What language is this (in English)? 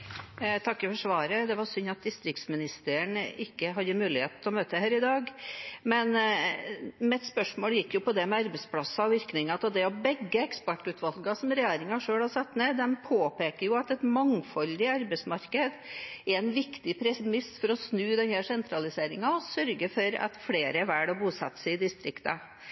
Norwegian Bokmål